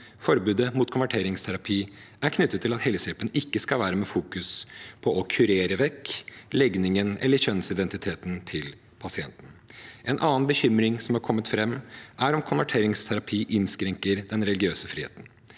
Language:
Norwegian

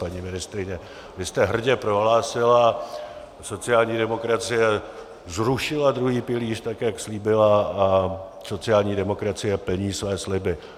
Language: Czech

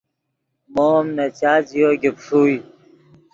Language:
Yidgha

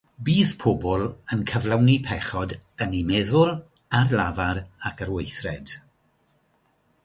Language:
Welsh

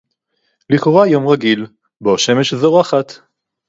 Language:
Hebrew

